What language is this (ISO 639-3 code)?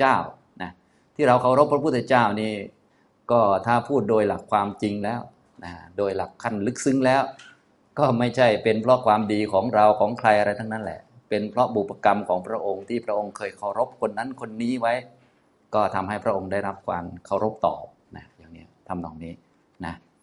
tha